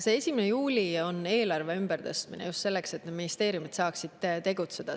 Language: Estonian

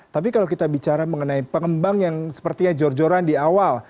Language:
Indonesian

